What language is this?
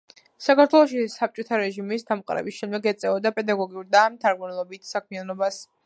Georgian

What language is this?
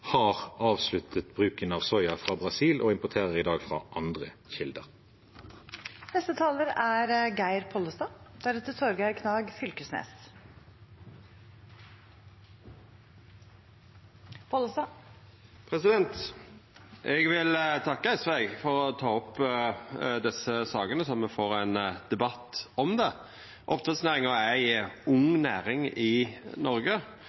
Norwegian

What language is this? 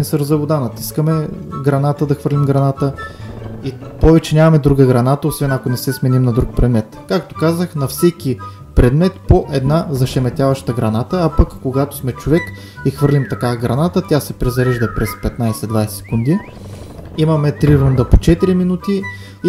Bulgarian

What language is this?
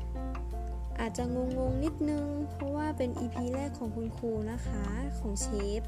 Thai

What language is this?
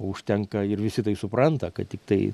Lithuanian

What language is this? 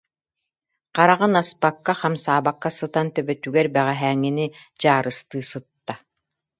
Yakut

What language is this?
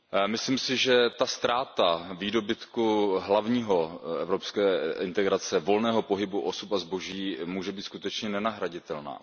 Czech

